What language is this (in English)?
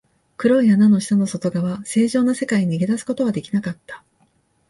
Japanese